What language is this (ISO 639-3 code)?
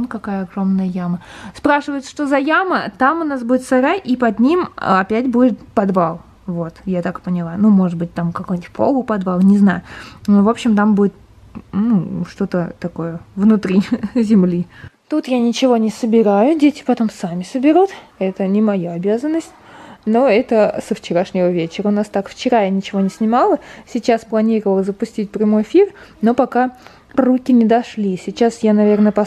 rus